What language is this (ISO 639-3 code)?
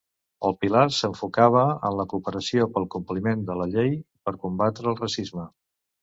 cat